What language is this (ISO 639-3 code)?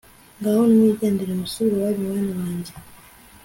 kin